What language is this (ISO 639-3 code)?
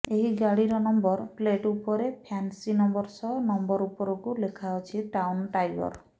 ori